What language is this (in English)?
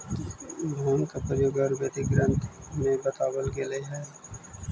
Magahi